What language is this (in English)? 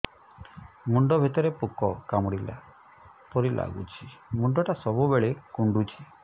Odia